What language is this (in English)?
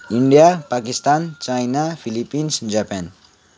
Nepali